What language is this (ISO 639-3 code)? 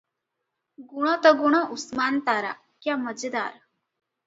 ori